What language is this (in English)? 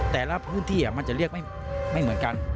Thai